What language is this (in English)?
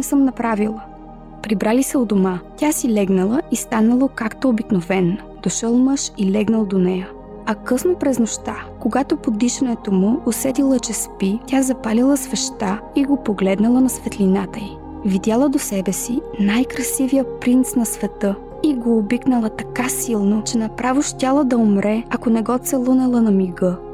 Bulgarian